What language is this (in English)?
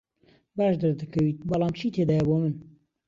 Central Kurdish